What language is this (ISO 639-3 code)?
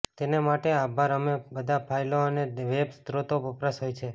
guj